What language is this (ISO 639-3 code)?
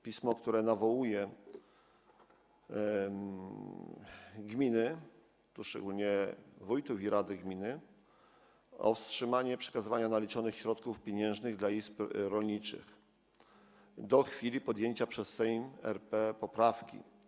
pol